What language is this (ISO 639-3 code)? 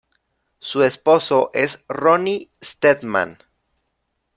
spa